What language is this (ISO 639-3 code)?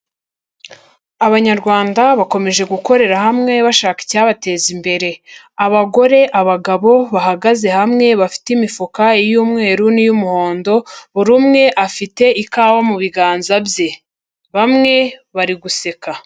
kin